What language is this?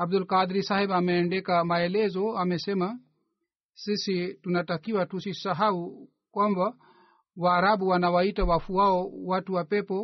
Swahili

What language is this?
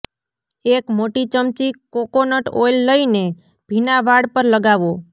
Gujarati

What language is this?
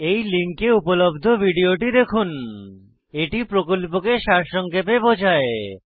Bangla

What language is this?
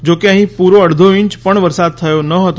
Gujarati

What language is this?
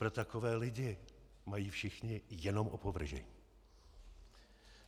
Czech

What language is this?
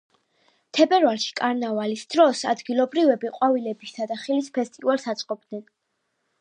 Georgian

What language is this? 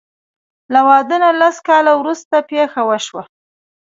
Pashto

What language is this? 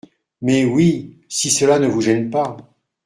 French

